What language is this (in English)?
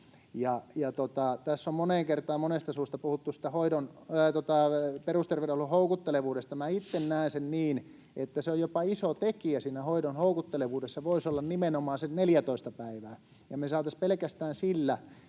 Finnish